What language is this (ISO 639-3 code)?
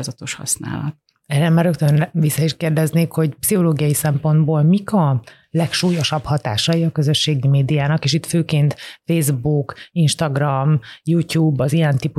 hun